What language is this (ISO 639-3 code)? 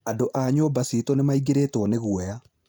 kik